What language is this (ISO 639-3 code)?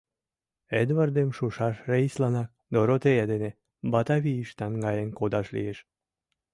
chm